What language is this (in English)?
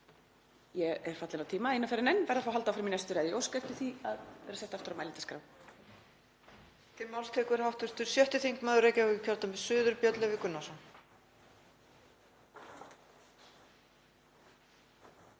Icelandic